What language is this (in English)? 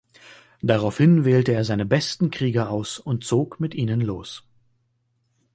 German